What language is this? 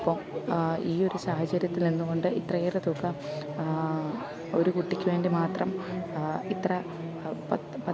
Malayalam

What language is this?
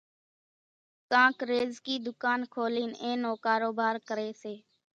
Kachi Koli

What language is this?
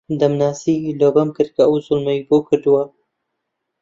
Central Kurdish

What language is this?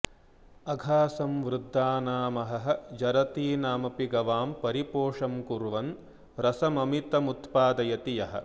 Sanskrit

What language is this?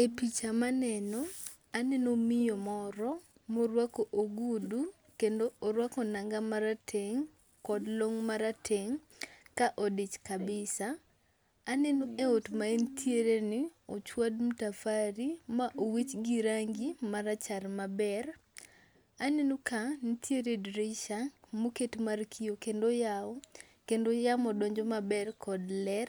Luo (Kenya and Tanzania)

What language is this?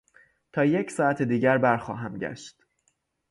Persian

